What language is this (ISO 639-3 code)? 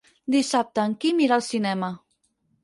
cat